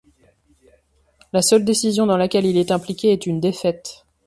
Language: French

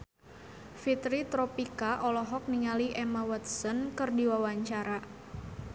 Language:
Sundanese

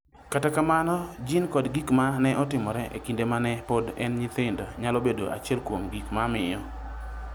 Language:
Luo (Kenya and Tanzania)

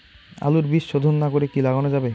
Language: Bangla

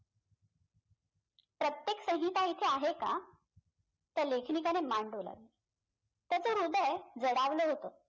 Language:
Marathi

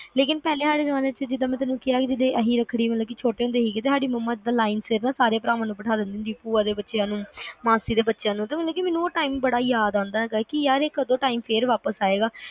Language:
Punjabi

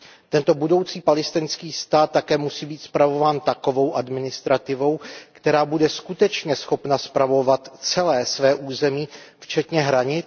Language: Czech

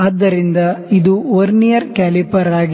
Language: Kannada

